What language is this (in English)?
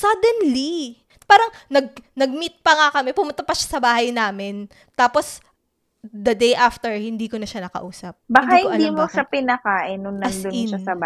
Filipino